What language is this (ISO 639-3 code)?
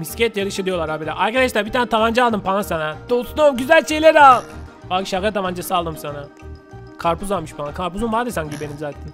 tur